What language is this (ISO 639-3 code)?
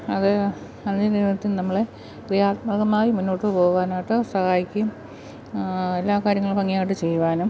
mal